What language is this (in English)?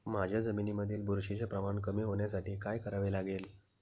Marathi